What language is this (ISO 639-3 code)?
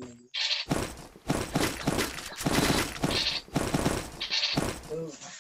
spa